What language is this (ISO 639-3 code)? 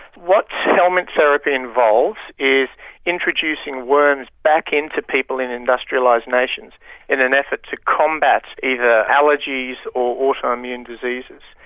eng